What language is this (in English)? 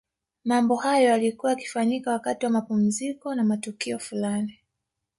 Swahili